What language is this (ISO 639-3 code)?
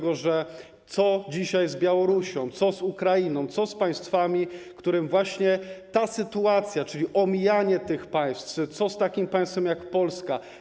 pol